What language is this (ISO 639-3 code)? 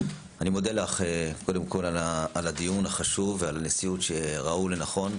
heb